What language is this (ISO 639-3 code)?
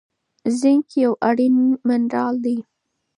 pus